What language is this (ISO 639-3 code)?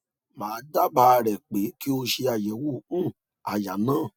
yor